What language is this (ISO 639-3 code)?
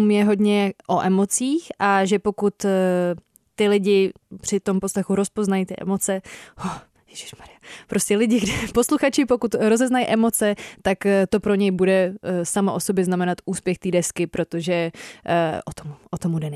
ces